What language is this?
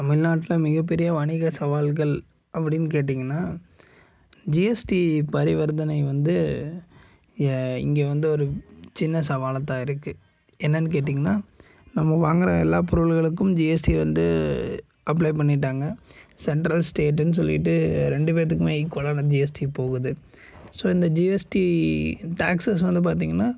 Tamil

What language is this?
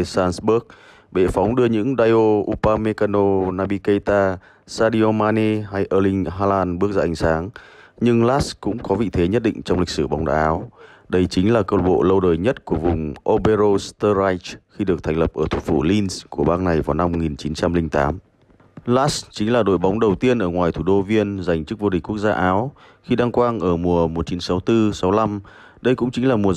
Vietnamese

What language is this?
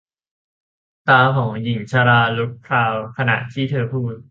Thai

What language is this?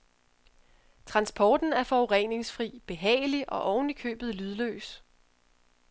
Danish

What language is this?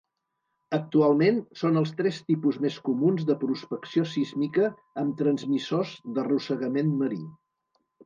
Catalan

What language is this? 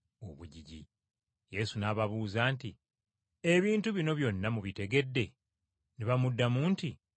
Ganda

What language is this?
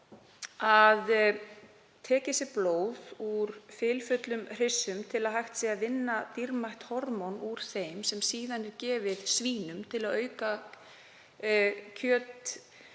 Icelandic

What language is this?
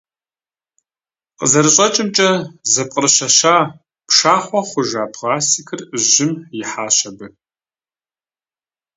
Kabardian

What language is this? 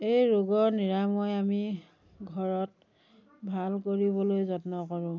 Assamese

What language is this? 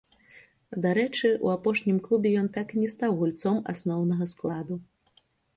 Belarusian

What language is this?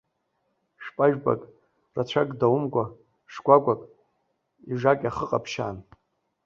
Abkhazian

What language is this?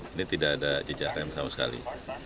Indonesian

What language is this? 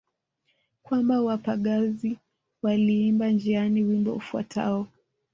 Swahili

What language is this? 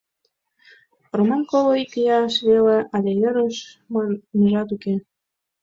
Mari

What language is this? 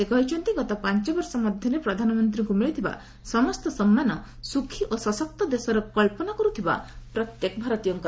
Odia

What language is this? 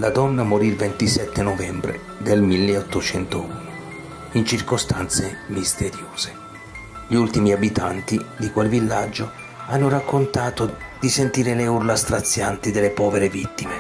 Italian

